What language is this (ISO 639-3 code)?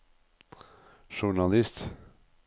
nor